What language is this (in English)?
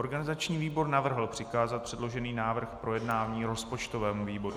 Czech